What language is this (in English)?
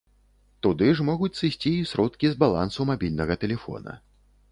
Belarusian